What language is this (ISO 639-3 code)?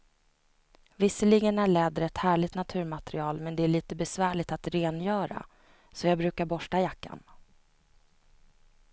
swe